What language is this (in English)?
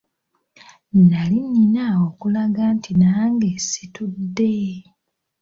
Ganda